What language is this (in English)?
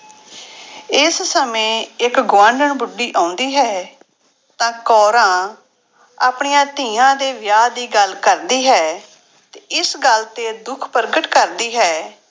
Punjabi